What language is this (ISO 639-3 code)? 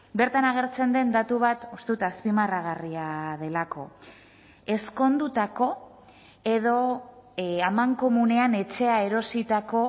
eus